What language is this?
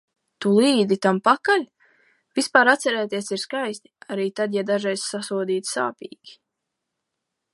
Latvian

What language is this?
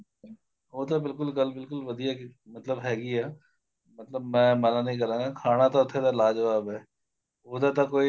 Punjabi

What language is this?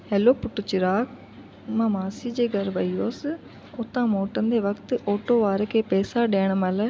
Sindhi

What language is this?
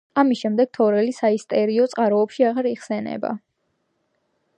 Georgian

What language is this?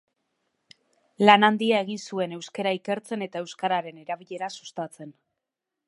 Basque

